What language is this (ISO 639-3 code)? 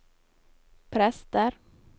nor